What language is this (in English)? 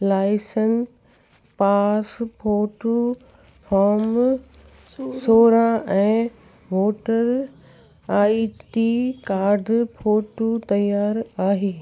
Sindhi